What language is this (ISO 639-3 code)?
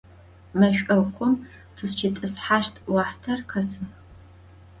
ady